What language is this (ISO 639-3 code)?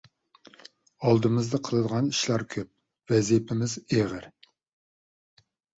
uig